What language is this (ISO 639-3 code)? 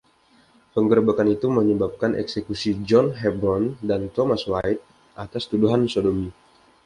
ind